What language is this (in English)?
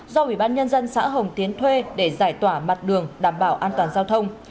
Vietnamese